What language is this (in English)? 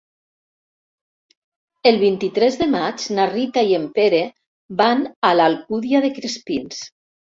Catalan